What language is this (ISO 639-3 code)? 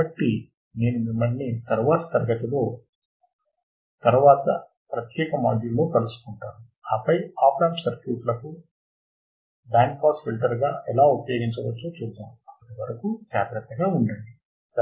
tel